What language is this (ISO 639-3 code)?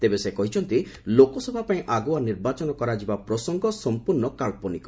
ori